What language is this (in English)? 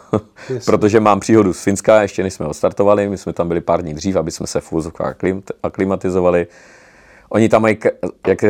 Czech